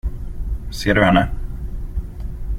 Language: Swedish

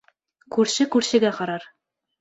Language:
Bashkir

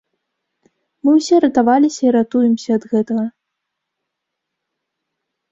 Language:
Belarusian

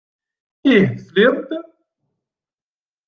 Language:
Kabyle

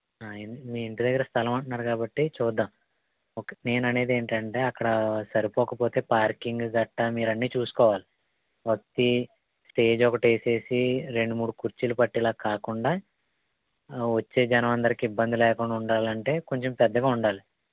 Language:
Telugu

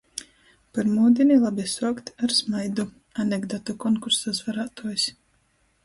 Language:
Latgalian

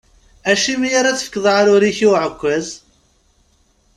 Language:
Kabyle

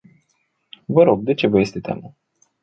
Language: Romanian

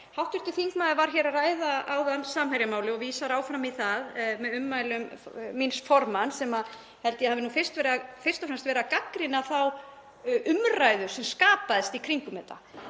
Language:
Icelandic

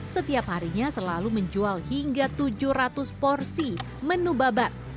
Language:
Indonesian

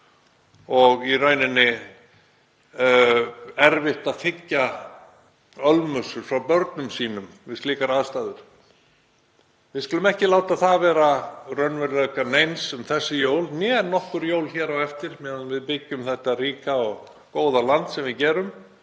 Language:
Icelandic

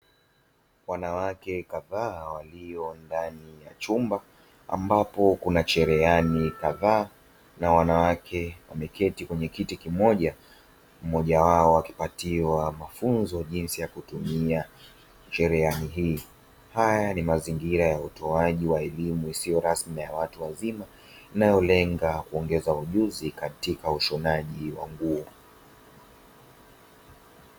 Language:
Swahili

